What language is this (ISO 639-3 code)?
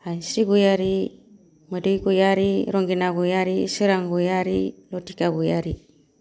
brx